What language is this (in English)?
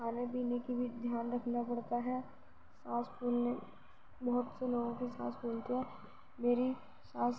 Urdu